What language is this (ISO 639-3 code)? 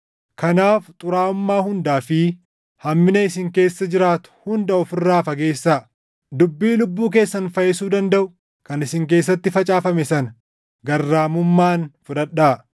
orm